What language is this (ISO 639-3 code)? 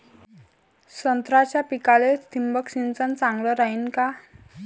mar